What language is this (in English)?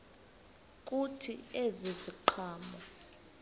Xhosa